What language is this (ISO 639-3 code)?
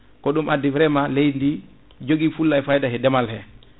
ful